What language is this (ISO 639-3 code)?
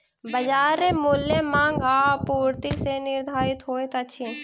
mai